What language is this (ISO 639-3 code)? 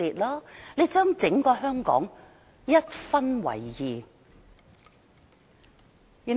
yue